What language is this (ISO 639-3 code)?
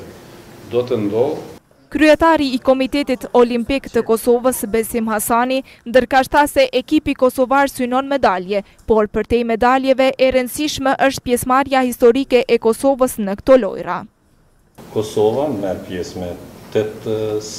ron